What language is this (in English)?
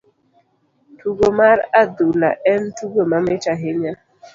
Luo (Kenya and Tanzania)